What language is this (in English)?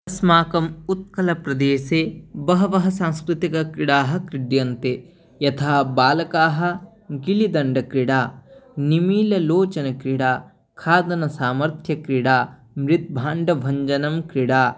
Sanskrit